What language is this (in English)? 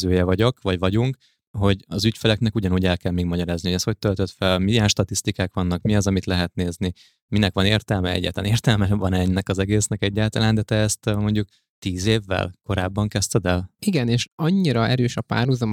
Hungarian